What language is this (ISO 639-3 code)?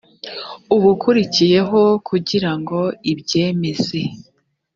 kin